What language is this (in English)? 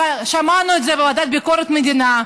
Hebrew